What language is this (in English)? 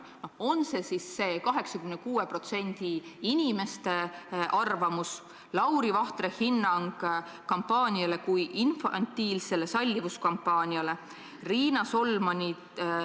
Estonian